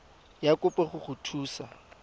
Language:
Tswana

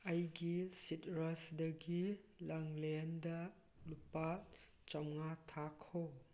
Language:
Manipuri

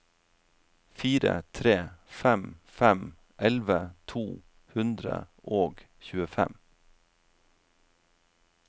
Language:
Norwegian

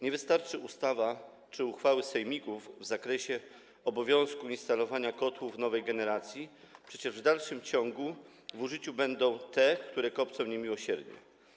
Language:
Polish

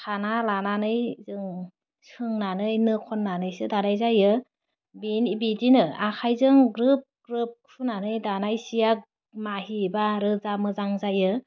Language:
Bodo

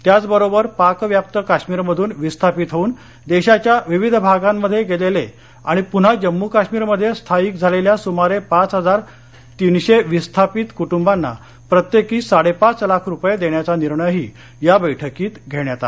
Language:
Marathi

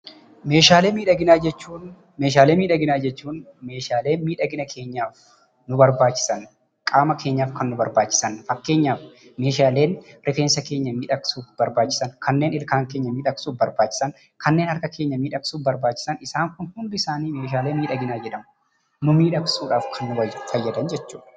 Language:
Oromo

